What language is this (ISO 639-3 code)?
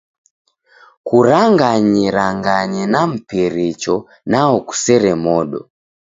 dav